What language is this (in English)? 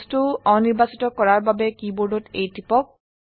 Assamese